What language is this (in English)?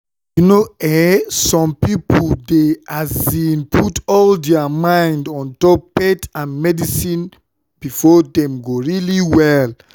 Nigerian Pidgin